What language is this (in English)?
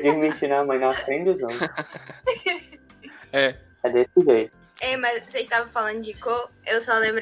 Portuguese